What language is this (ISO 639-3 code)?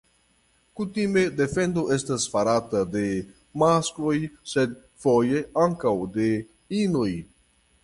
epo